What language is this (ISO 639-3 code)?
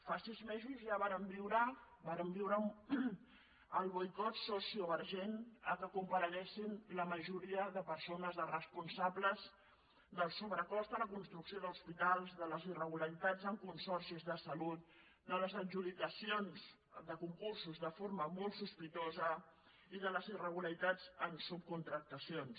cat